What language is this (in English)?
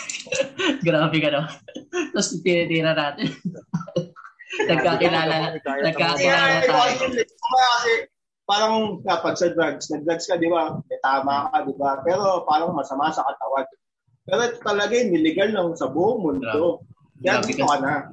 Filipino